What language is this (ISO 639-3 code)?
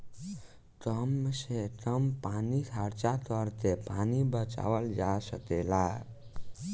bho